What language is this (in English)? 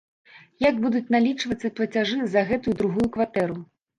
Belarusian